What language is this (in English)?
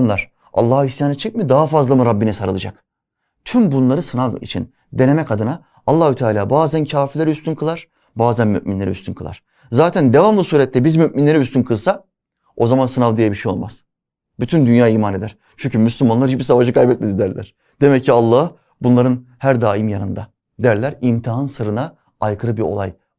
Turkish